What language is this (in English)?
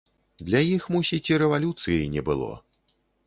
Belarusian